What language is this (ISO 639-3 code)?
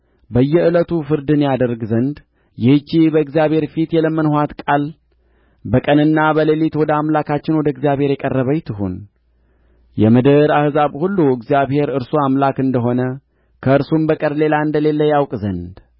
amh